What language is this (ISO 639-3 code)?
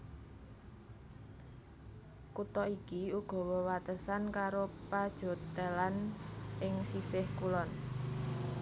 jav